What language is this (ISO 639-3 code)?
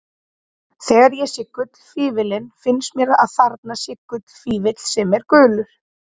isl